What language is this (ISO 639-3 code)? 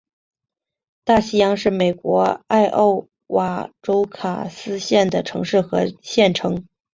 zho